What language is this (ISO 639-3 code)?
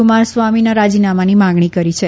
guj